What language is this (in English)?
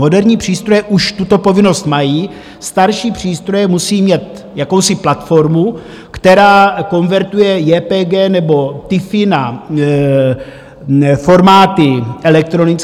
Czech